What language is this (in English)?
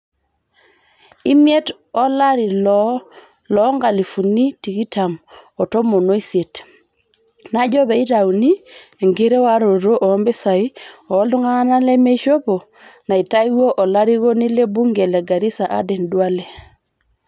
Masai